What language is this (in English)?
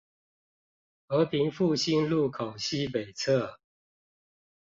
Chinese